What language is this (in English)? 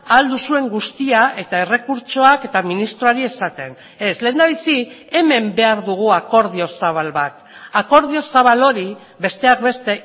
Basque